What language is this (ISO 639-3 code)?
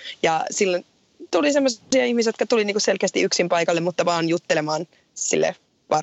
fin